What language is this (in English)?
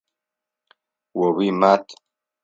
Adyghe